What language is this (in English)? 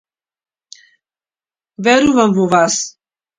Macedonian